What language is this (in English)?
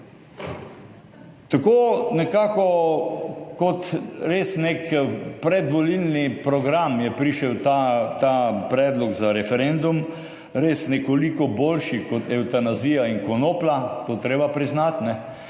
Slovenian